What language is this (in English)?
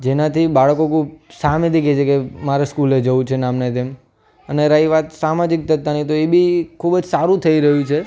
Gujarati